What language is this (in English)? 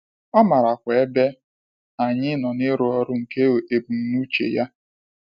Igbo